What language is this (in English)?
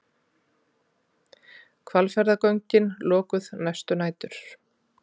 Icelandic